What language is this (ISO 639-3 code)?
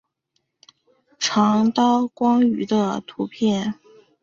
zho